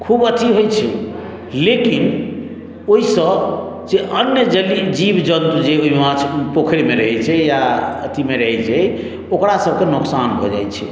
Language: Maithili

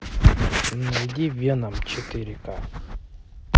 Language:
Russian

